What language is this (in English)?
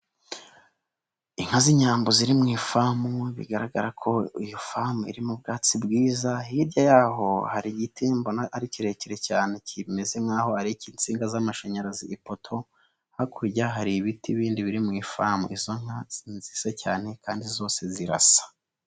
Kinyarwanda